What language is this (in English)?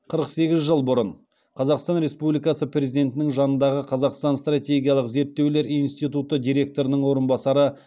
Kazakh